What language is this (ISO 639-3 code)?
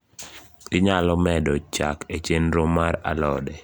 luo